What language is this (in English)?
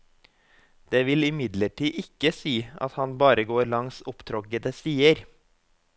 Norwegian